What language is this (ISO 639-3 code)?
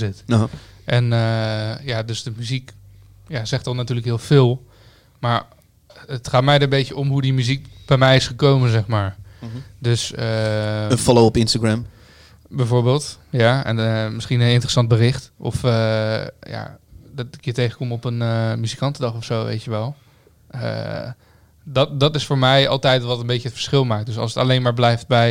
nld